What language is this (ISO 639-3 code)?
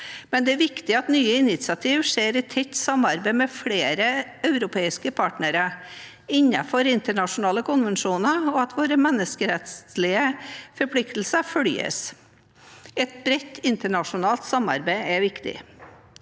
nor